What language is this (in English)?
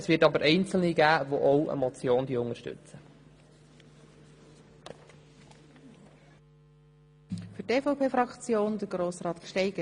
Swiss German